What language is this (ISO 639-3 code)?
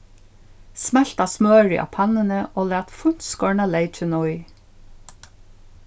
fao